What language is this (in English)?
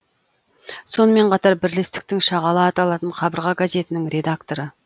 Kazakh